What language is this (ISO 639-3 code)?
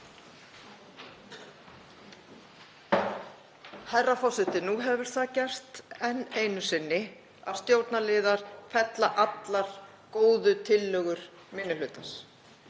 isl